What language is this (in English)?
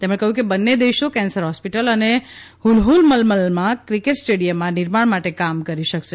Gujarati